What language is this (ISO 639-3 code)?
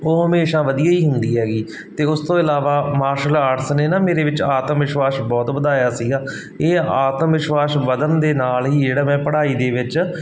pan